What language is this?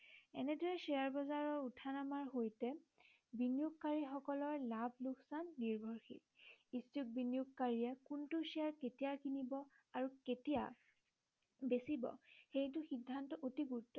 Assamese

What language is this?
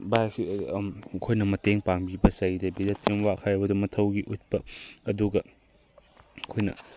Manipuri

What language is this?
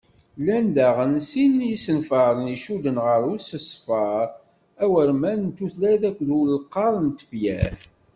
Kabyle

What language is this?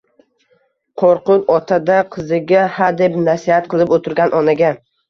Uzbek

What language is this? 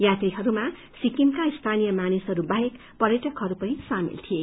Nepali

